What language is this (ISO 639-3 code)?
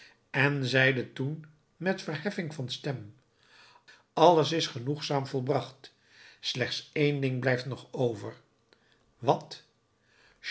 nld